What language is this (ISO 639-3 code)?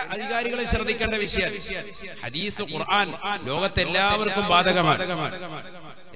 mal